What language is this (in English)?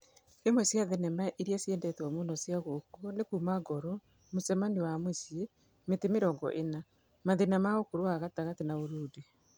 Kikuyu